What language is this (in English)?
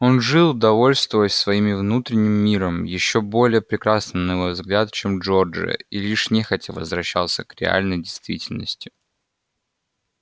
Russian